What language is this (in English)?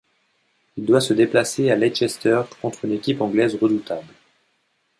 French